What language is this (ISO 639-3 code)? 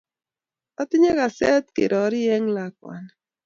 kln